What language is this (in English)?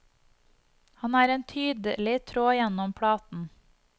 Norwegian